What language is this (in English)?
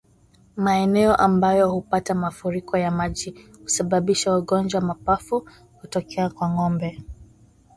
Swahili